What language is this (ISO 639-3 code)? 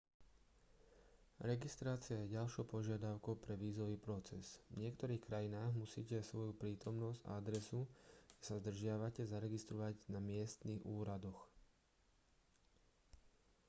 slk